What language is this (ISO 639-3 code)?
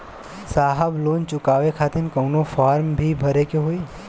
bho